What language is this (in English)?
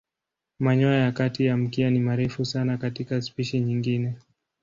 Swahili